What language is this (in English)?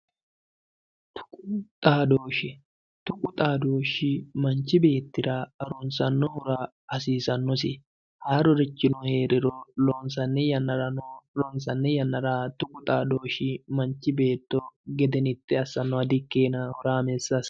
Sidamo